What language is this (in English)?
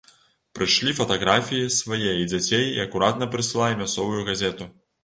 Belarusian